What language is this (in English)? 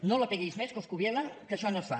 Catalan